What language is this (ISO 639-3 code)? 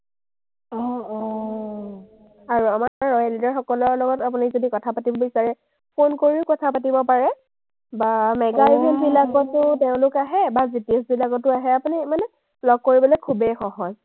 asm